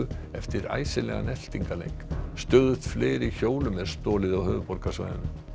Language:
Icelandic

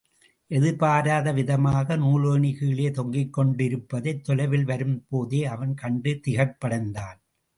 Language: Tamil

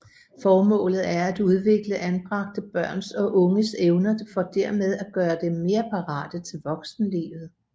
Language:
Danish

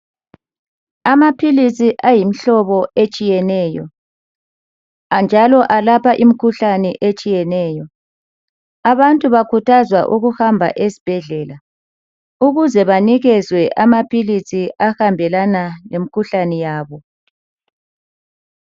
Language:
North Ndebele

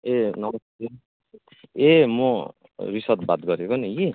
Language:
Nepali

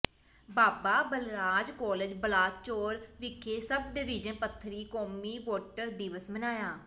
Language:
Punjabi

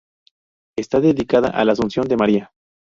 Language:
Spanish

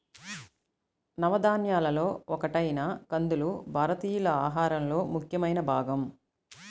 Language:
Telugu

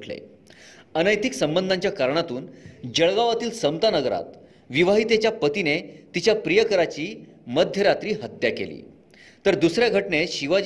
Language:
Marathi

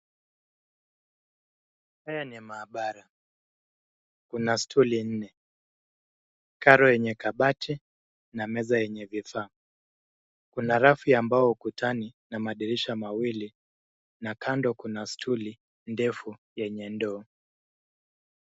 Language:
Swahili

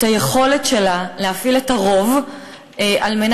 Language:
Hebrew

